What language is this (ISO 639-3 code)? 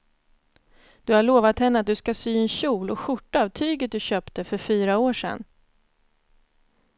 swe